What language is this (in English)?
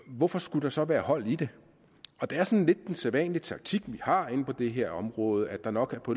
Danish